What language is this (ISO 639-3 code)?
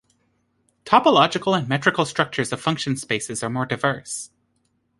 eng